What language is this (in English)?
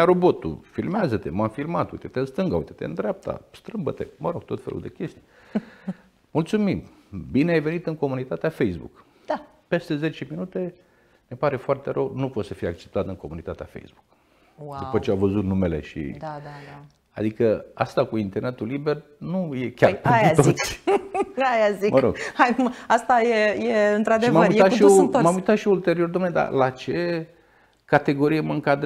Romanian